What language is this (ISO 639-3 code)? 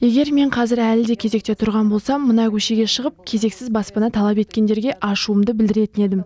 kaz